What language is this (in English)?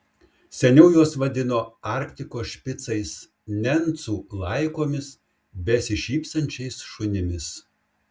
Lithuanian